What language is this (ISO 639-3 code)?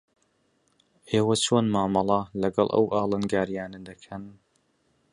ckb